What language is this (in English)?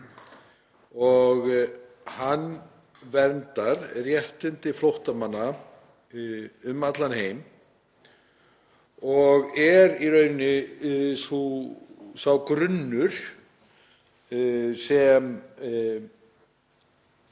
Icelandic